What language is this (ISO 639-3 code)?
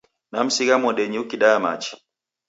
dav